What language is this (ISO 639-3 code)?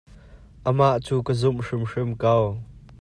cnh